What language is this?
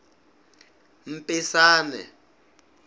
Tsonga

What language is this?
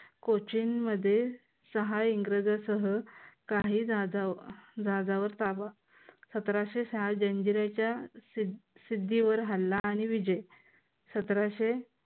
Marathi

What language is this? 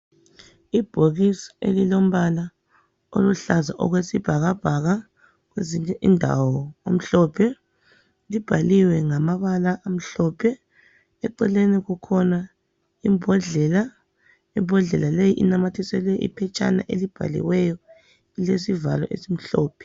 North Ndebele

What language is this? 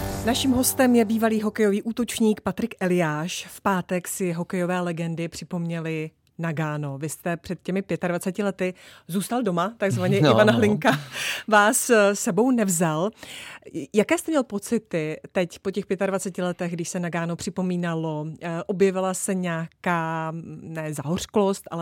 Czech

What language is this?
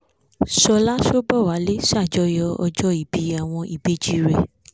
Yoruba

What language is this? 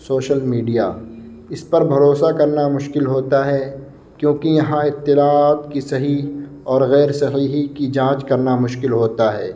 Urdu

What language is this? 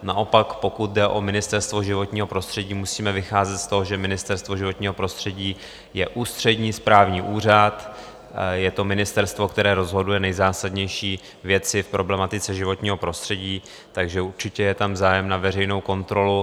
Czech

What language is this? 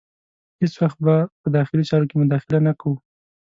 Pashto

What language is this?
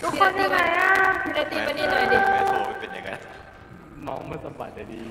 Thai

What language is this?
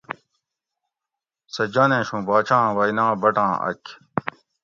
Gawri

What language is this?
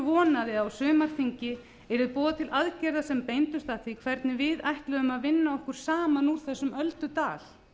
Icelandic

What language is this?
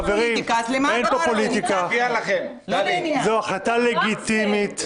Hebrew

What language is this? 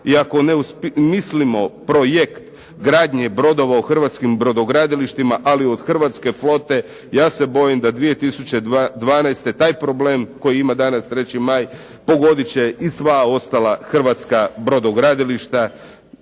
Croatian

